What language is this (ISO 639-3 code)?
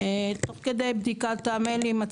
heb